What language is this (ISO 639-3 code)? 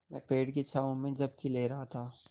hin